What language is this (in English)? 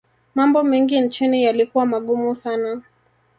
Swahili